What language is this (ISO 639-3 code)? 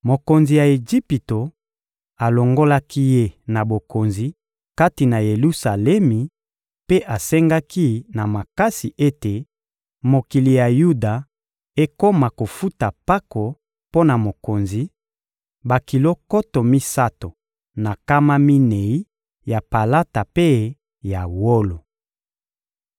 lin